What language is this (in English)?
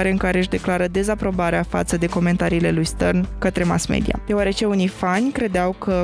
Romanian